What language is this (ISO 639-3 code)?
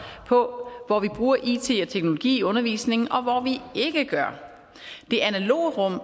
dan